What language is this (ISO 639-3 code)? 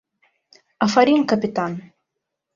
bak